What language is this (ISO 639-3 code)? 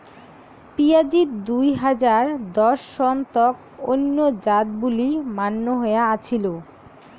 ben